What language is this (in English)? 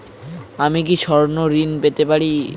Bangla